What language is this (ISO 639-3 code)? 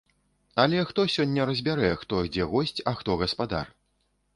bel